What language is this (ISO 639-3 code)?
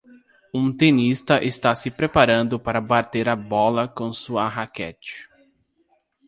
por